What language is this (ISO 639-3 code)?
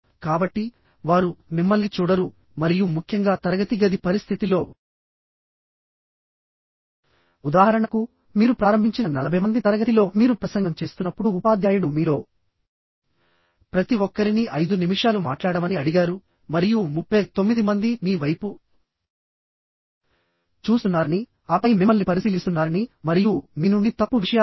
tel